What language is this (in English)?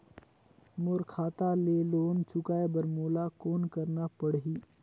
Chhattisgarhi